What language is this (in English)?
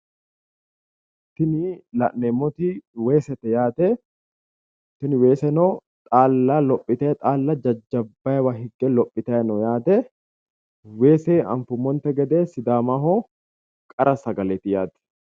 Sidamo